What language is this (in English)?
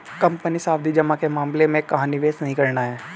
Hindi